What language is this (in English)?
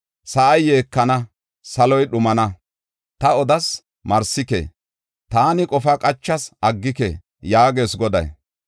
Gofa